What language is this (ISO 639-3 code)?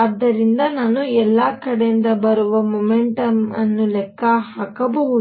kan